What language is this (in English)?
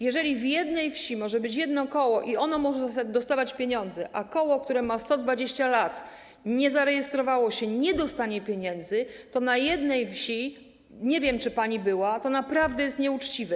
Polish